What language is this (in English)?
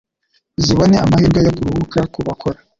Kinyarwanda